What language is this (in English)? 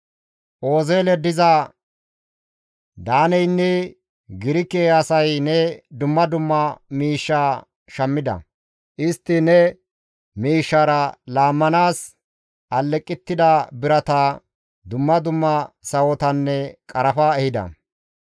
Gamo